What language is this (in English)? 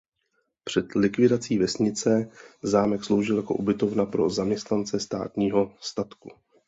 Czech